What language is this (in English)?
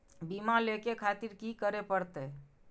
Maithili